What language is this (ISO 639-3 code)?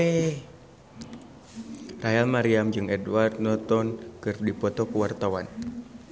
sun